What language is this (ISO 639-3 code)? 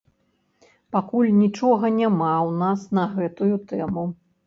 bel